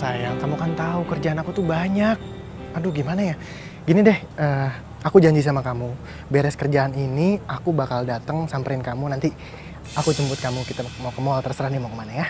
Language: Indonesian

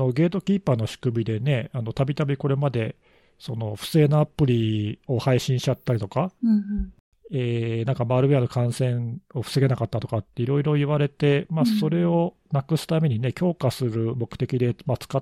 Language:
Japanese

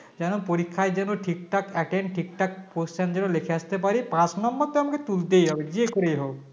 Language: Bangla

